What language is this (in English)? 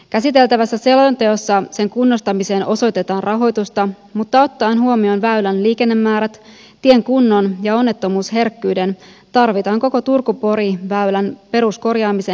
Finnish